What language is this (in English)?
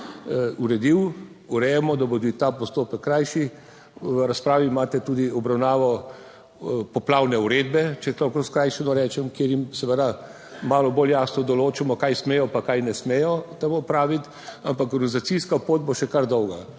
Slovenian